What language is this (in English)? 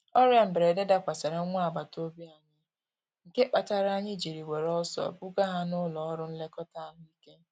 Igbo